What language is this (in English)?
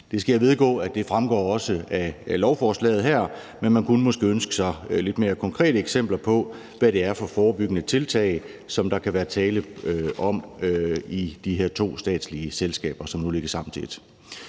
Danish